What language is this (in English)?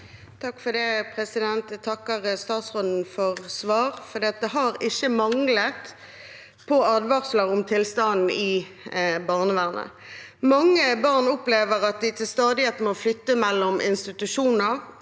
Norwegian